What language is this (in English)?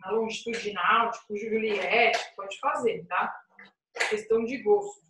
Portuguese